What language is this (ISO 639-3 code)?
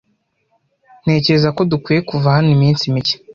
kin